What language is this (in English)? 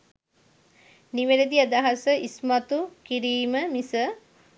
Sinhala